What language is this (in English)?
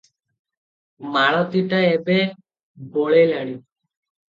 Odia